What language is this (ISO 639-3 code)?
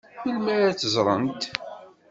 kab